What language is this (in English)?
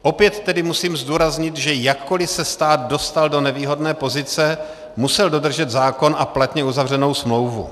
Czech